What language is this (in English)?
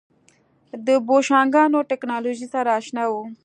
Pashto